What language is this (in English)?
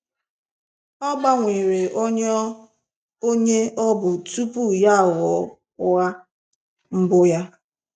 Igbo